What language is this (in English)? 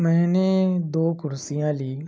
Urdu